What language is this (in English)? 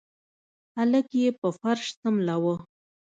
Pashto